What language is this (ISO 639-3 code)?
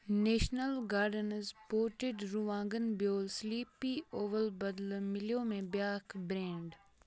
kas